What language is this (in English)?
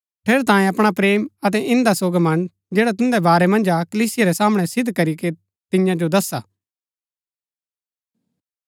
Gaddi